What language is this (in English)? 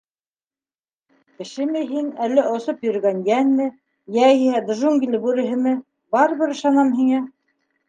Bashkir